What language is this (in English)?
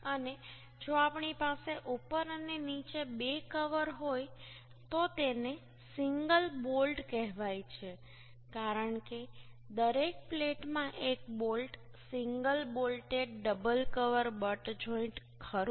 Gujarati